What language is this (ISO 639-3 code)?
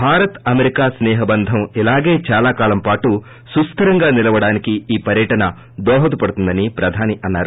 tel